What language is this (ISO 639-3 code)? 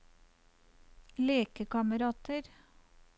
nor